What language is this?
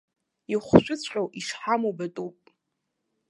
Abkhazian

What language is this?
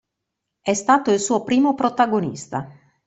Italian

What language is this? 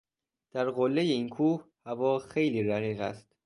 Persian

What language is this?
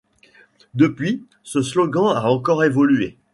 French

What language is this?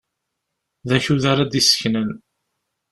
Kabyle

